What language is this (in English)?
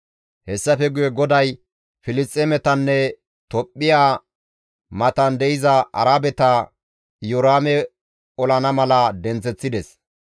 Gamo